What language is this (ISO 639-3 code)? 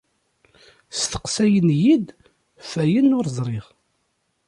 kab